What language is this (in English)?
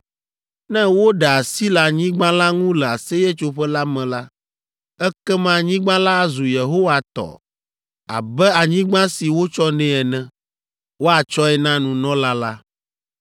Ewe